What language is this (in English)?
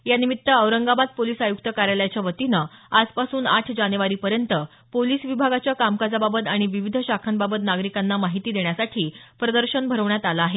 Marathi